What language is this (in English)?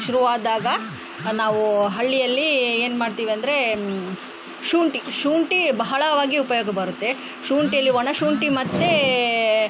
Kannada